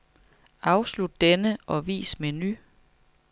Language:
Danish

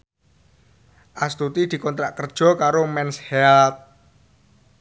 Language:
Javanese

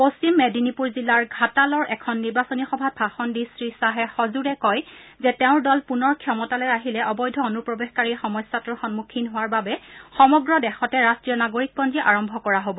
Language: Assamese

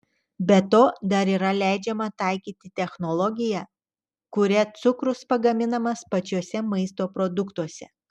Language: Lithuanian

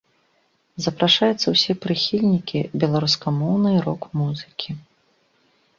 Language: Belarusian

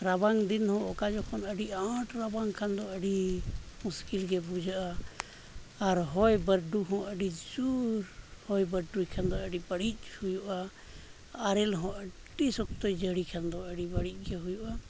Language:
Santali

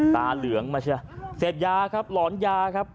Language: Thai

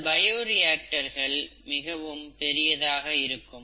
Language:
Tamil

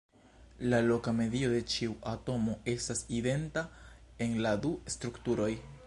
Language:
Esperanto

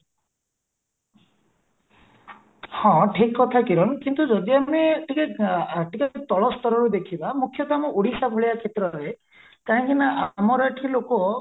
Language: Odia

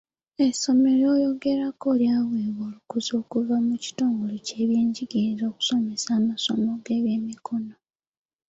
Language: Ganda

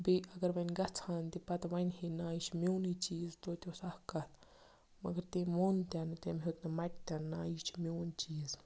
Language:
Kashmiri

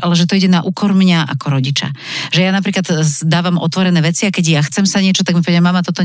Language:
Slovak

